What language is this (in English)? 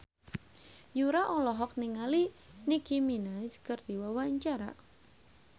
Sundanese